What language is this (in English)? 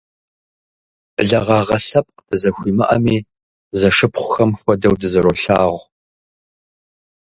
Kabardian